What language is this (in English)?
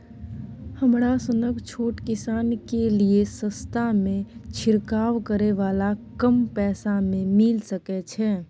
Maithili